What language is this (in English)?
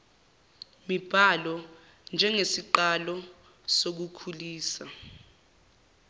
Zulu